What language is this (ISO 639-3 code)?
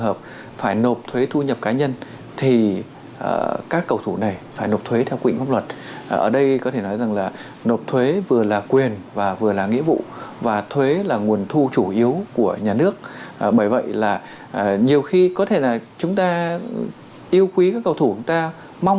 vie